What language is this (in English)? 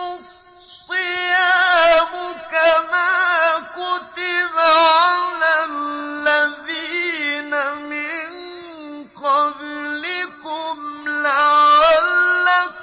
Arabic